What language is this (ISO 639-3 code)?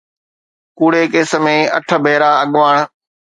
snd